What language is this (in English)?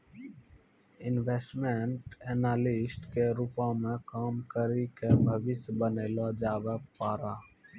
Maithili